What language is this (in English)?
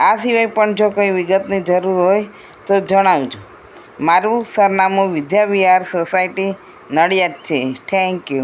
Gujarati